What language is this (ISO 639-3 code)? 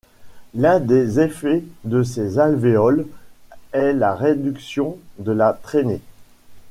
fra